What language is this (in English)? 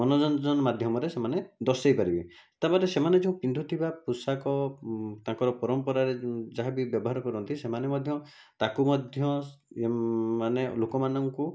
Odia